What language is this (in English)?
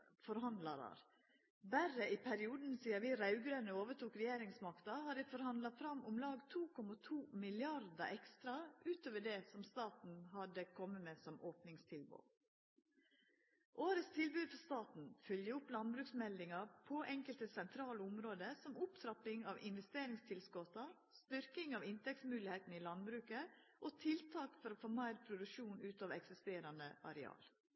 Norwegian Nynorsk